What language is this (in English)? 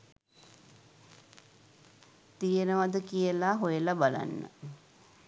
Sinhala